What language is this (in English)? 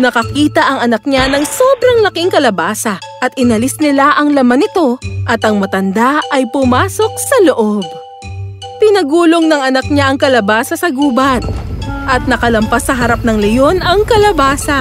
Filipino